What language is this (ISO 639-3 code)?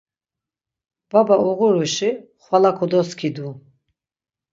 lzz